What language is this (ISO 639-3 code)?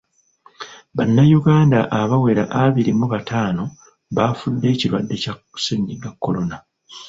lug